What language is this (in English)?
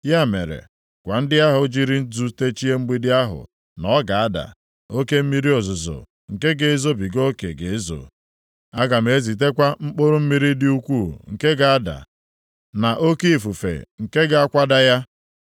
Igbo